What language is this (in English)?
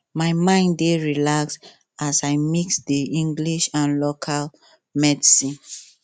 Nigerian Pidgin